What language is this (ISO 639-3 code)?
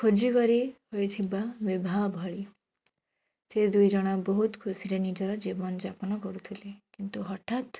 ori